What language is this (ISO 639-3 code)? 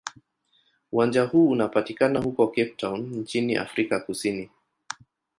swa